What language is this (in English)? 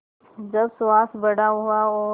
Hindi